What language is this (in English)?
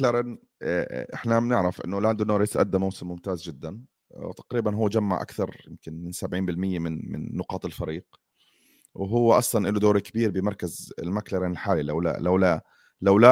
Arabic